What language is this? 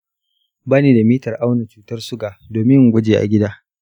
Hausa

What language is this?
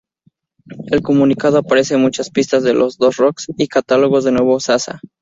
Spanish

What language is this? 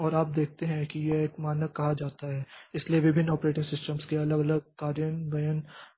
Hindi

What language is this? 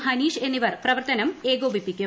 Malayalam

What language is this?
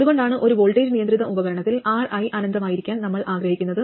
Malayalam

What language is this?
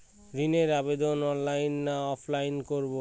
Bangla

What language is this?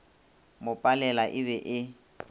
Northern Sotho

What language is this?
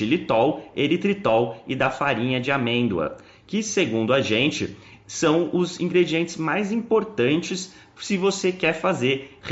Portuguese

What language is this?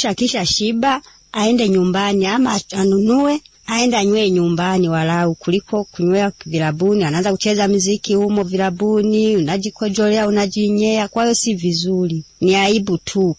Swahili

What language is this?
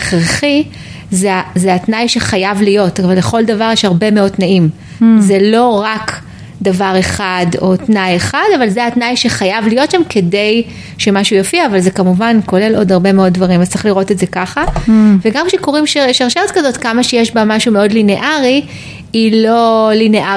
Hebrew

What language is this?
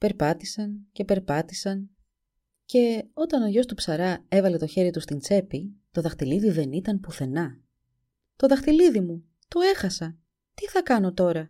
Greek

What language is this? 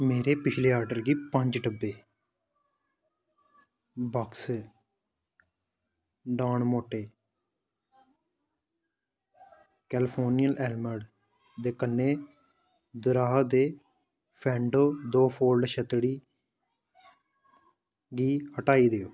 Dogri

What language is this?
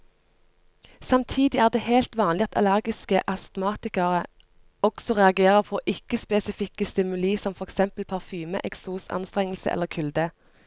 Norwegian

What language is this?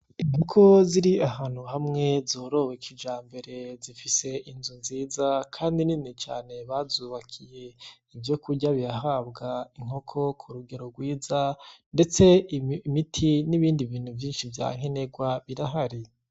Rundi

